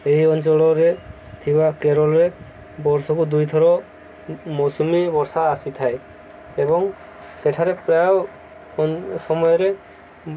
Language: Odia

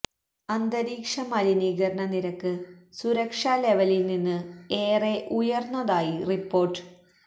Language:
Malayalam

